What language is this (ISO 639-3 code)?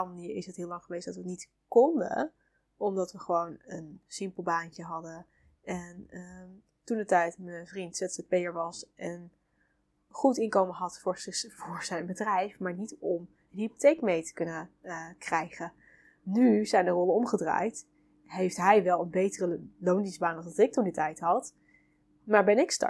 nld